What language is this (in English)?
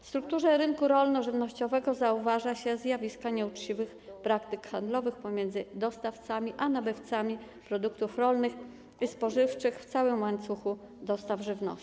Polish